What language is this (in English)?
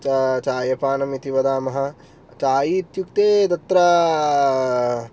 Sanskrit